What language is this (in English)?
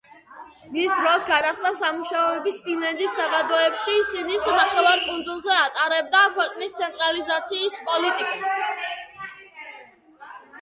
Georgian